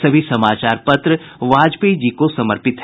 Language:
Hindi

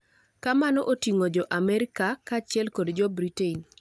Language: Luo (Kenya and Tanzania)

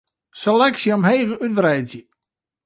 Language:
Western Frisian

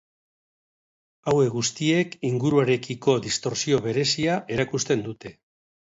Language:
Basque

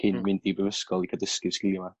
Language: Welsh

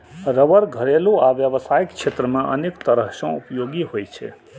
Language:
Maithili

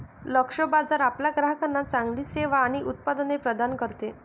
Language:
Marathi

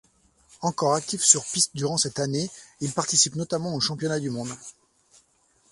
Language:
French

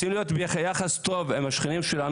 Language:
Hebrew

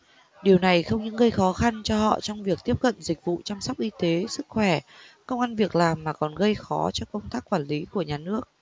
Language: Vietnamese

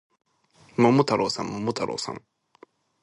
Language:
Japanese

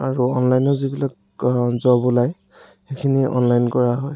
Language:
Assamese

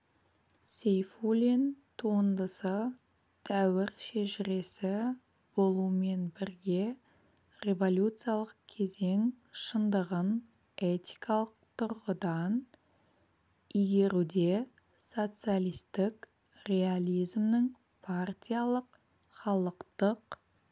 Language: Kazakh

